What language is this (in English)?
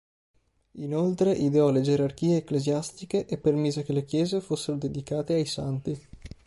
Italian